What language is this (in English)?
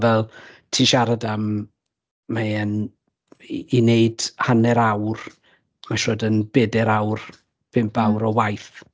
Welsh